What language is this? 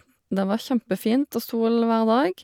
Norwegian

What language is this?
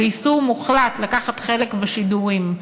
Hebrew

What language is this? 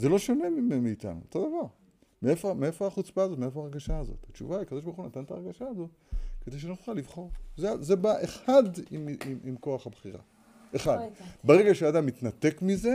Hebrew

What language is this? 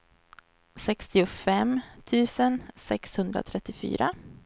Swedish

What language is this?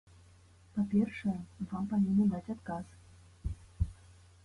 Belarusian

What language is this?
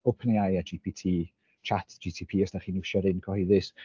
Welsh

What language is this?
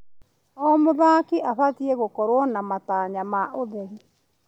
Kikuyu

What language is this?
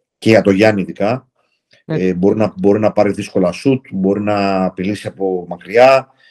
Greek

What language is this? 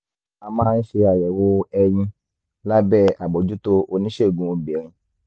Yoruba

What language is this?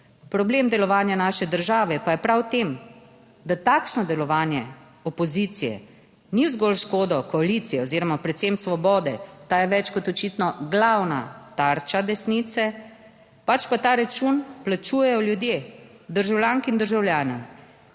Slovenian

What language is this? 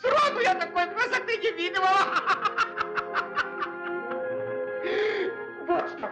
Russian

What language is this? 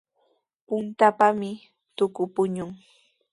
Sihuas Ancash Quechua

